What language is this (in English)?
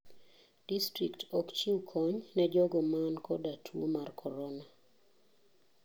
Luo (Kenya and Tanzania)